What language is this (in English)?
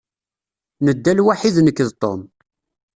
Kabyle